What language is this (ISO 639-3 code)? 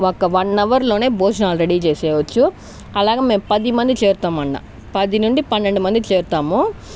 tel